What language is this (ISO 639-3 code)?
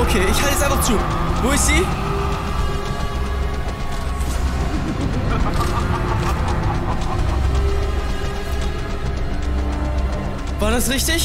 deu